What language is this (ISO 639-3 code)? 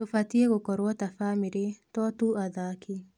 kik